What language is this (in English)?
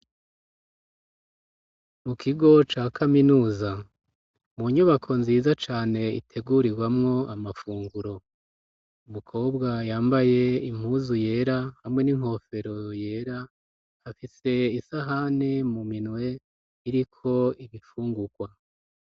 Rundi